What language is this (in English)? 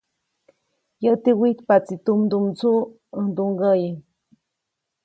Copainalá Zoque